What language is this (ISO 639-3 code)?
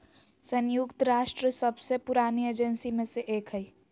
mag